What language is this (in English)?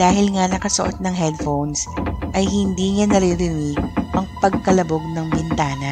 Filipino